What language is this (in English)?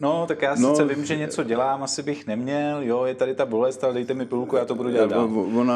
Czech